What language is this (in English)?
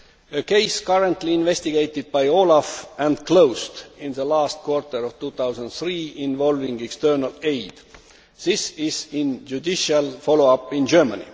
English